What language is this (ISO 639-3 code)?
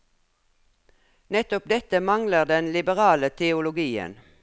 nor